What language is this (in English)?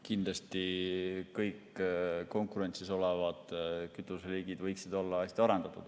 Estonian